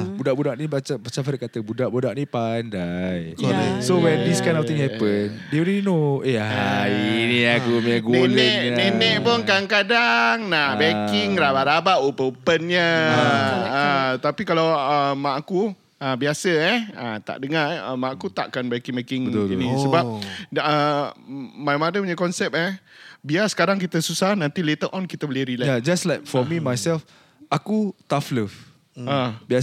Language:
Malay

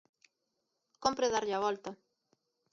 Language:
Galician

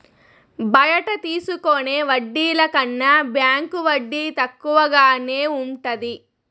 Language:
Telugu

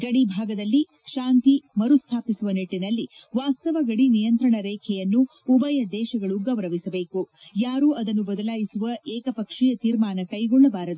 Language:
Kannada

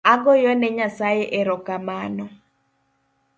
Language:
Luo (Kenya and Tanzania)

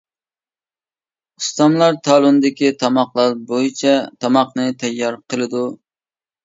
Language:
Uyghur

